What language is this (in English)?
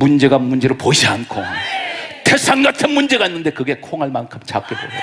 Korean